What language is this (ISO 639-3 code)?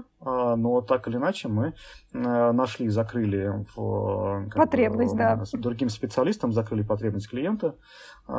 rus